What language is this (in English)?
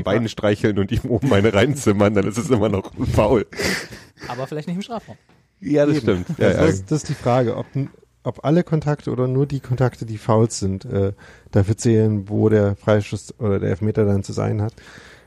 German